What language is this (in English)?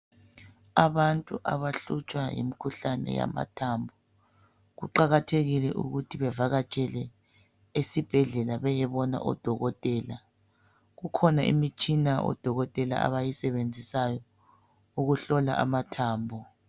North Ndebele